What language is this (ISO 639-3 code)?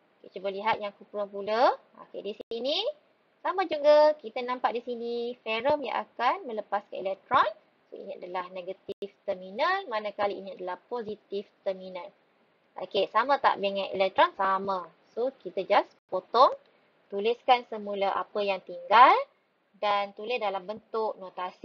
msa